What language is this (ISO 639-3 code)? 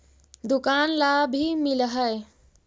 mag